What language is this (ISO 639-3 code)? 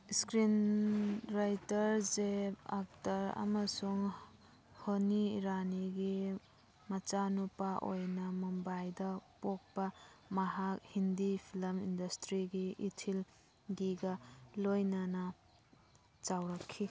mni